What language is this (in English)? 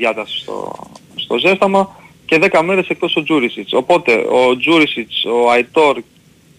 Greek